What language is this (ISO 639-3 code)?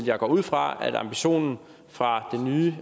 dan